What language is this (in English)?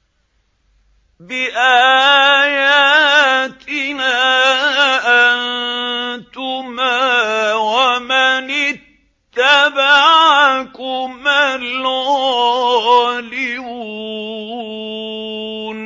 Arabic